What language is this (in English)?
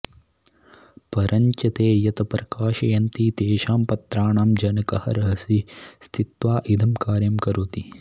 Sanskrit